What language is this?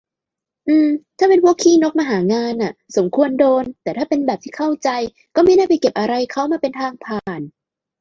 Thai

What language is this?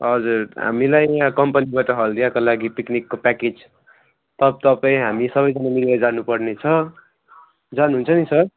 Nepali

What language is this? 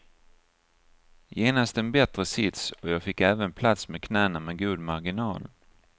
Swedish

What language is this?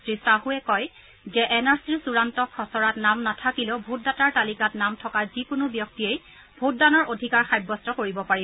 Assamese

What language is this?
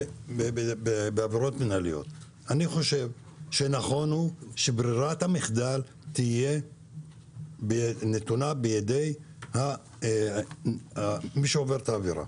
Hebrew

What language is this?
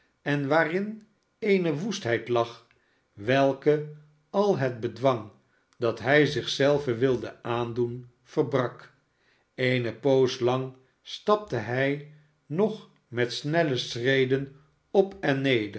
Dutch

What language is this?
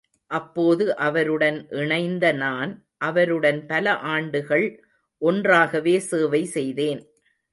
Tamil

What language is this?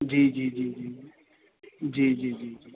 Sindhi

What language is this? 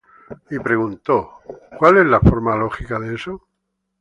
Spanish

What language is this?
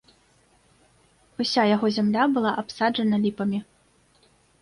Belarusian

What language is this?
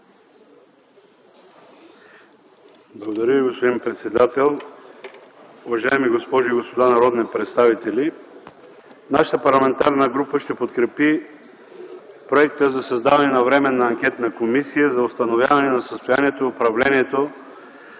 Bulgarian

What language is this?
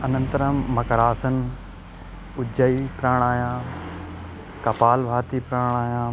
Sanskrit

